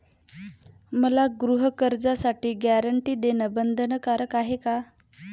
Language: Marathi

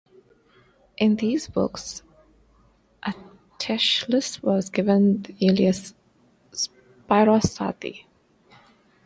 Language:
English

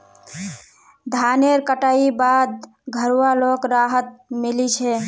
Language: Magahi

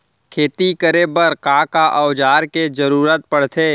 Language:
Chhattisgarhi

